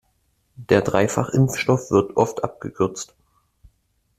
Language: German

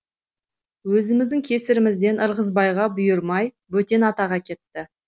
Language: Kazakh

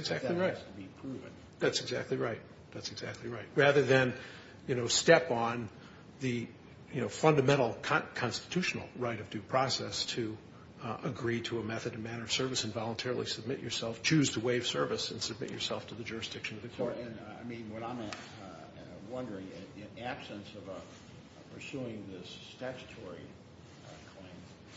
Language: English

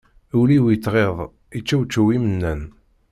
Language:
Kabyle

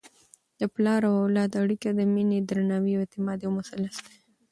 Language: Pashto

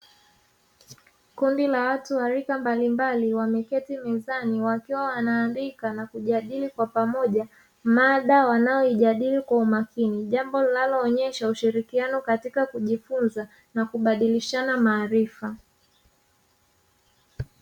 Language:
Swahili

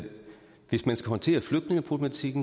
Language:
Danish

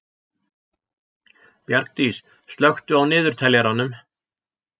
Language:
Icelandic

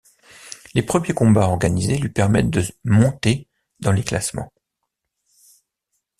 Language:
French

